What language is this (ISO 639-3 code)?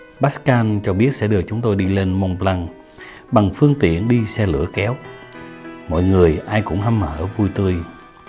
vie